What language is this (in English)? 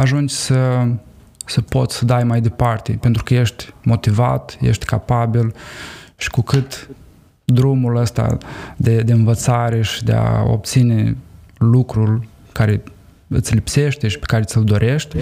Romanian